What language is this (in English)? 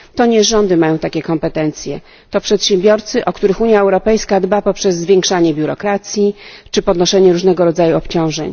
Polish